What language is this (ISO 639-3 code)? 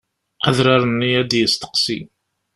kab